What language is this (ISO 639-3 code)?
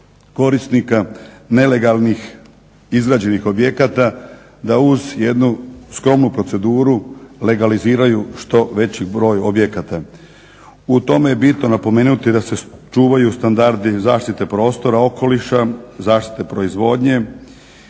hrv